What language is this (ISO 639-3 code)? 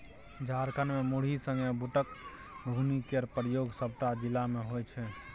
mai